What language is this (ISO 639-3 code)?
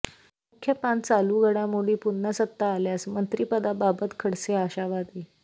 mar